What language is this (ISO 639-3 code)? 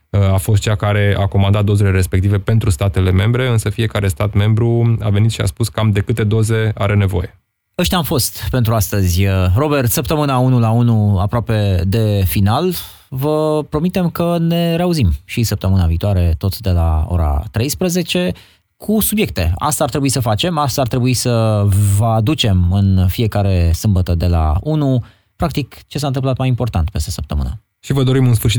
ron